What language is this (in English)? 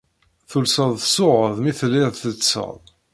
Kabyle